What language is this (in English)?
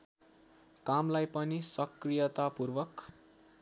Nepali